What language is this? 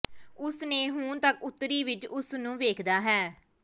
Punjabi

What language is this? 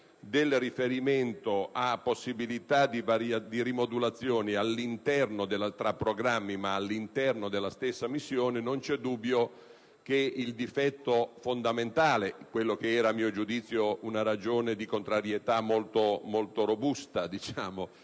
Italian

